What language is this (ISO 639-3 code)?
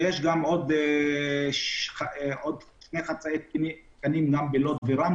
heb